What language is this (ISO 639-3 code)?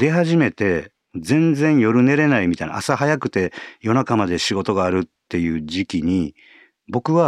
jpn